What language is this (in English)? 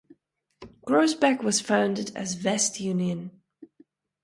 English